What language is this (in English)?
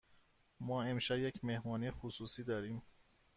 Persian